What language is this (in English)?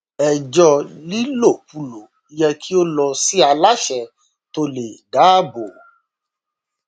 Yoruba